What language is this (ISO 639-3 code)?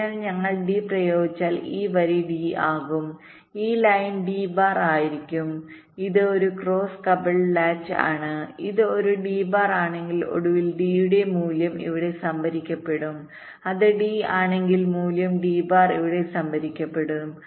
mal